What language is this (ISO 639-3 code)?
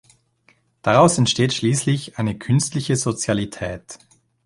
deu